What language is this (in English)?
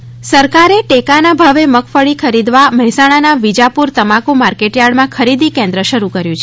Gujarati